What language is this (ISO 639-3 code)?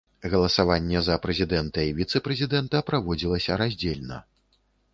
bel